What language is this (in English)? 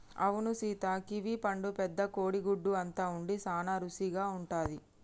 Telugu